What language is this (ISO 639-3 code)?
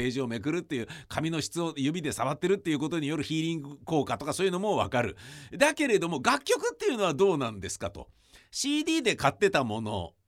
jpn